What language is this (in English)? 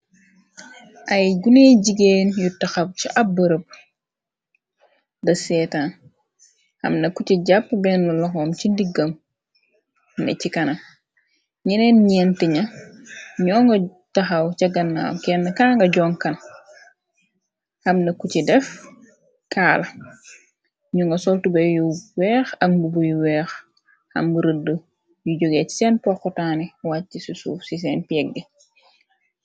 Wolof